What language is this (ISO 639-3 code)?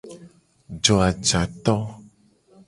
gej